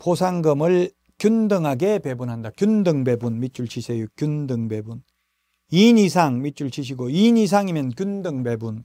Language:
Korean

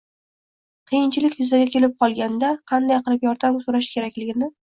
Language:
Uzbek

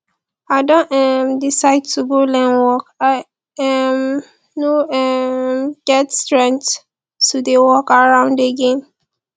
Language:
Nigerian Pidgin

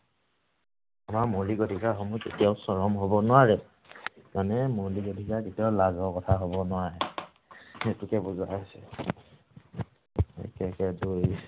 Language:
Assamese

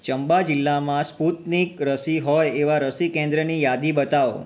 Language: Gujarati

